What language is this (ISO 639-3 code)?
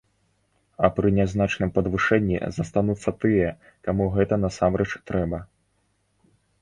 bel